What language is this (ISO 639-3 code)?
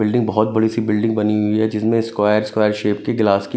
hin